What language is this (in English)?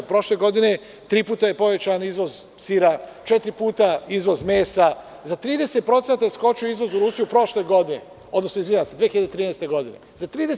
Serbian